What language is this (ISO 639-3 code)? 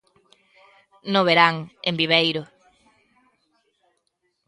glg